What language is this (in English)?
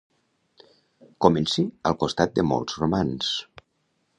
Catalan